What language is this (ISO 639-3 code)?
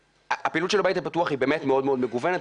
heb